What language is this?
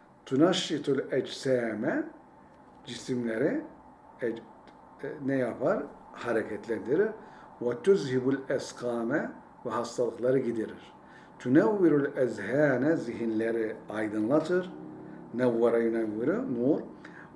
Turkish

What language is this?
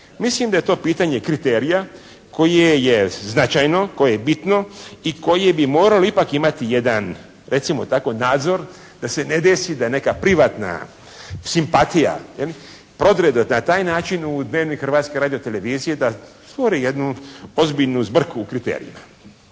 Croatian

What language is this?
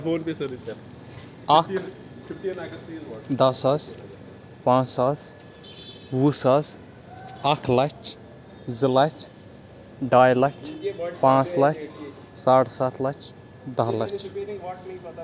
Kashmiri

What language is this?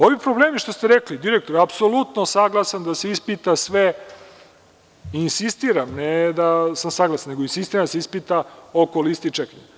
Serbian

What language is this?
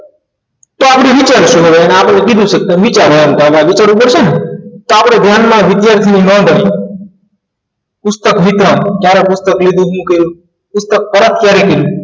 Gujarati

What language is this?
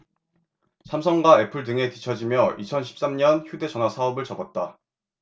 Korean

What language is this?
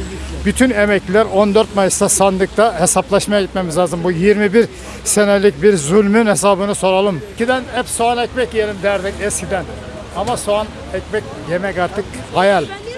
Turkish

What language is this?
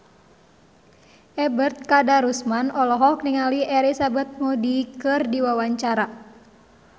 Sundanese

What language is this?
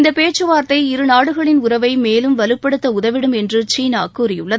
Tamil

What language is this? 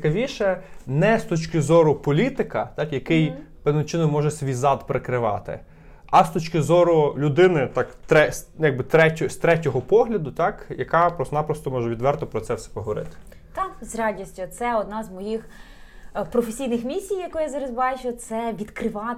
Ukrainian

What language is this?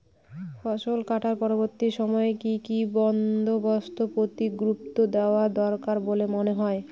Bangla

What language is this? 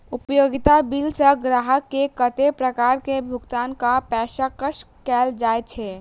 Maithili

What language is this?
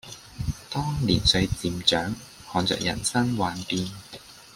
Cantonese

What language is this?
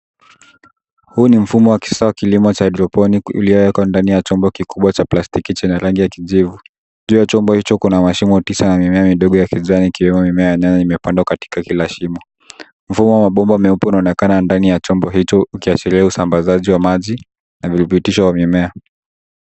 Swahili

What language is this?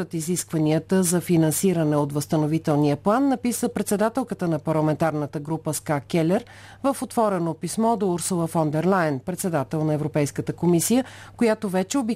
Bulgarian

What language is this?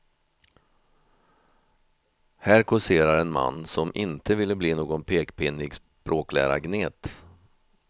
Swedish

